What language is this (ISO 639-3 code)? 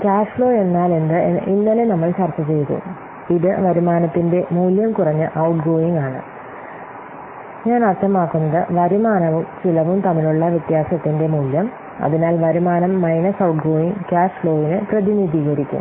mal